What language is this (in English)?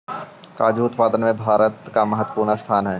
Magahi